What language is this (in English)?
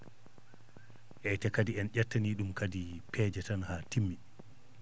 Fula